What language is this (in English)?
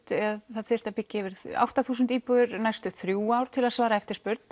Icelandic